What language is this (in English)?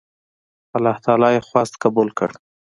Pashto